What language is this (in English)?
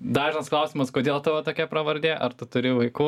Lithuanian